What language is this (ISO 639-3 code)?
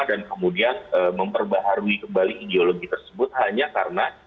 ind